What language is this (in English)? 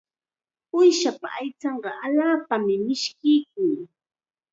Chiquián Ancash Quechua